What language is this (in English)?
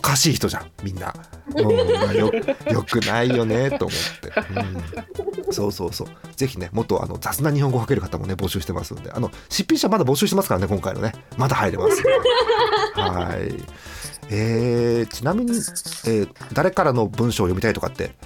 Japanese